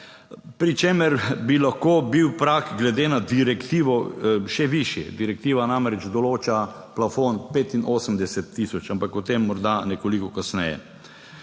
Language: Slovenian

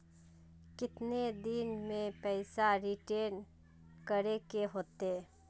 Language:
Magahi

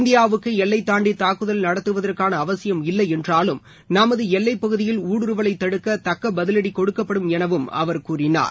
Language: Tamil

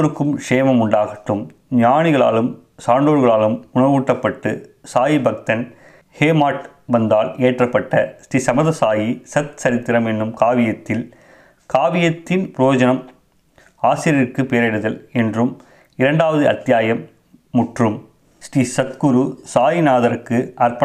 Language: Tamil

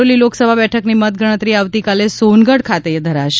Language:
Gujarati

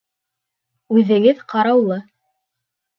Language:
Bashkir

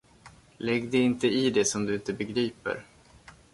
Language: Swedish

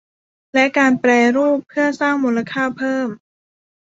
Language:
Thai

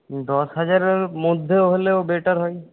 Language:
Bangla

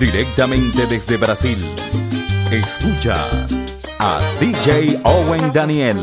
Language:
Spanish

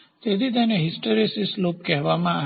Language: Gujarati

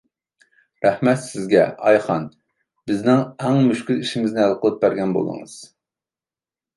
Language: Uyghur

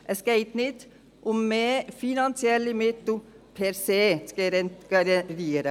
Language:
Swiss German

